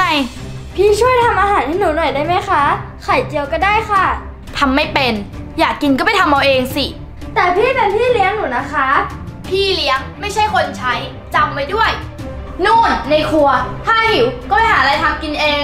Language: Thai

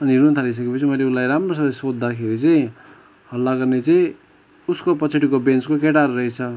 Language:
Nepali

